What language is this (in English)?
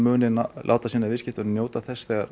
Icelandic